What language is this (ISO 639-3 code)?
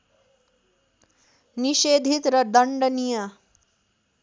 nep